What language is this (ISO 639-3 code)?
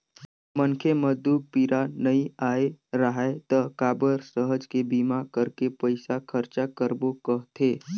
hne